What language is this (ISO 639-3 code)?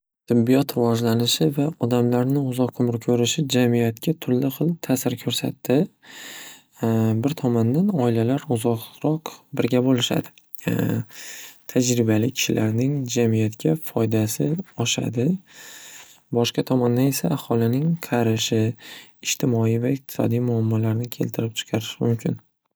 uzb